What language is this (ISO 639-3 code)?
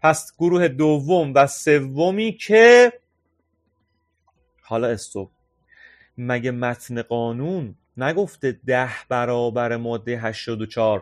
fas